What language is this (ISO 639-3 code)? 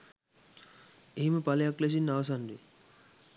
sin